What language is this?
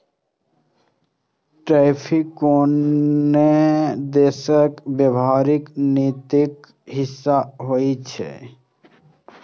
Maithili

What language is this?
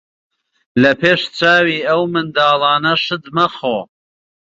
Central Kurdish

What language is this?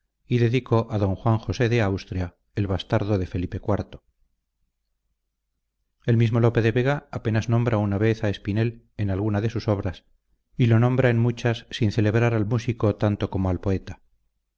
Spanish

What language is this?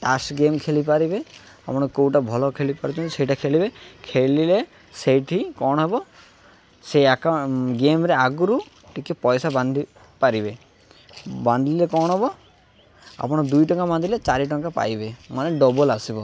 Odia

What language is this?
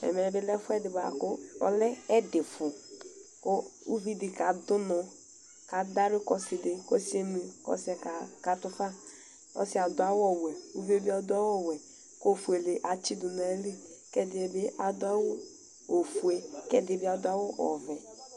Ikposo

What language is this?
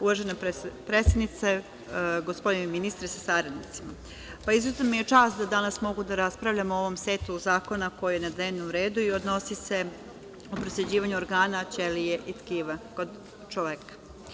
Serbian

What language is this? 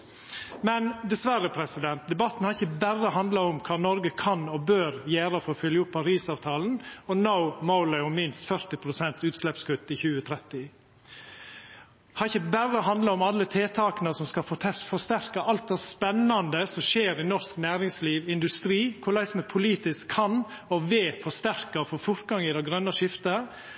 Norwegian Nynorsk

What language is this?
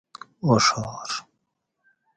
Gawri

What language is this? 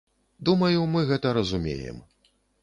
Belarusian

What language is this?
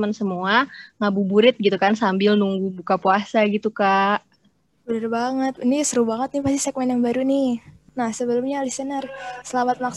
Indonesian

